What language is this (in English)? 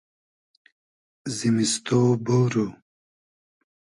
Hazaragi